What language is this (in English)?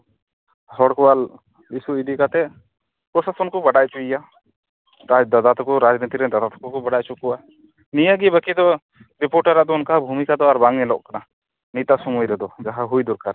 Santali